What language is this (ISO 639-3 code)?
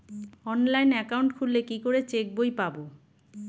ben